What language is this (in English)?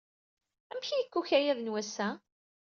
Kabyle